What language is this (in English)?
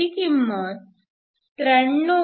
Marathi